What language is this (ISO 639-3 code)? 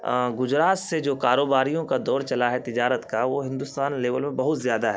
urd